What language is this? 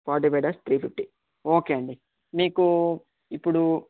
Telugu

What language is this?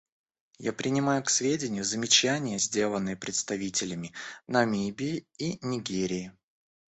Russian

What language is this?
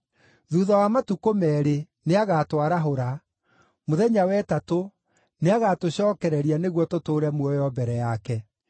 Kikuyu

